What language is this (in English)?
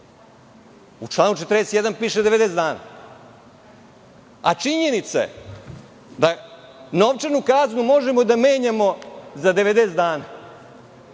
Serbian